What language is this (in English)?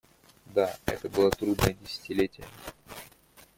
Russian